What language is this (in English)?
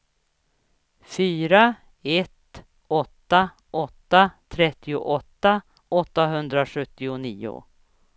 Swedish